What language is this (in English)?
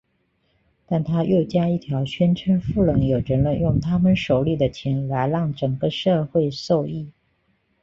Chinese